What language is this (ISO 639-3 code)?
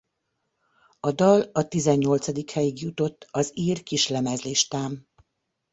hun